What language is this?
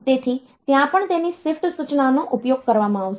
Gujarati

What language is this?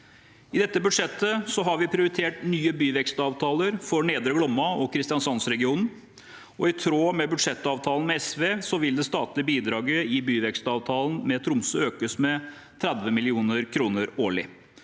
Norwegian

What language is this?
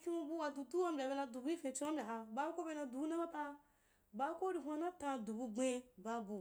Wapan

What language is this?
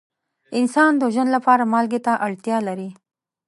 Pashto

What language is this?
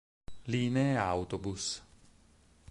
Italian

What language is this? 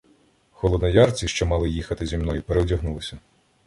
Ukrainian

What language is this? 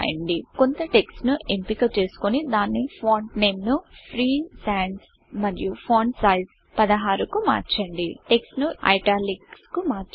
Telugu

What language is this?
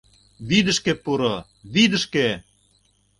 Mari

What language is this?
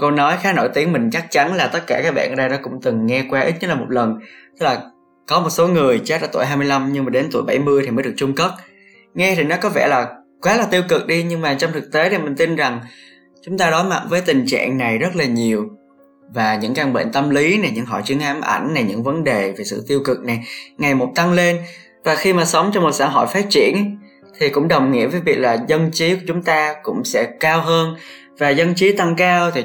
Vietnamese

